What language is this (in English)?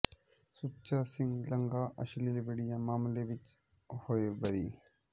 Punjabi